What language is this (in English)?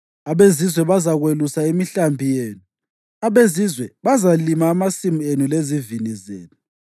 North Ndebele